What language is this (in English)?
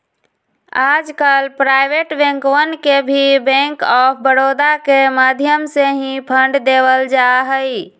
Magahi